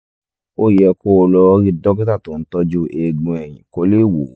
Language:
Yoruba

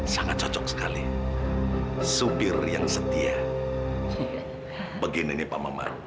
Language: Indonesian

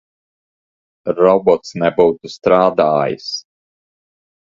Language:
Latvian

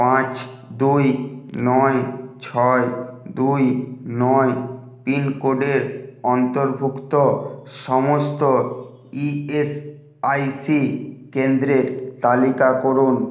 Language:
Bangla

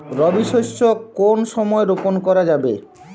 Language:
Bangla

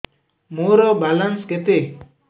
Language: Odia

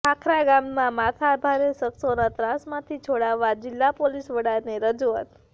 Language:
Gujarati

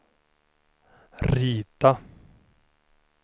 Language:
Swedish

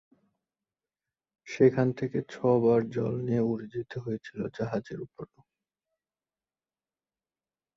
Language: Bangla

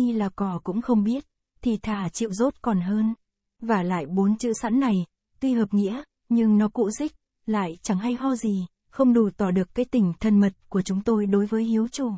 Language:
Vietnamese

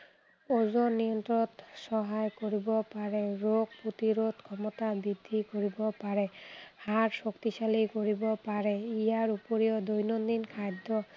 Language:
Assamese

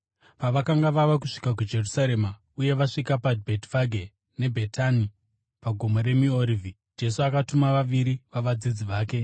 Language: Shona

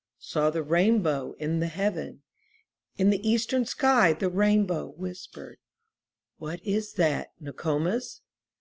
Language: English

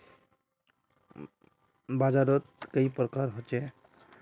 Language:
Magahi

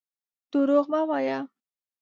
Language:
Pashto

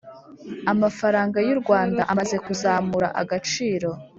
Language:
Kinyarwanda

